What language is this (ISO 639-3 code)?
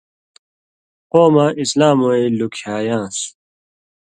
mvy